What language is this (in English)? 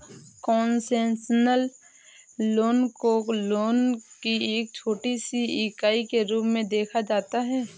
Hindi